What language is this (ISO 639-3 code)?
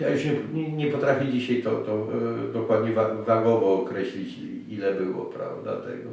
pol